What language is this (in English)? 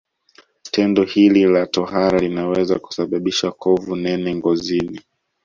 Swahili